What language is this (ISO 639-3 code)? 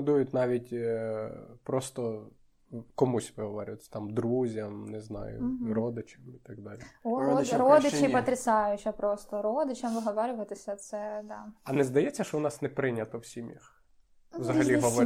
ukr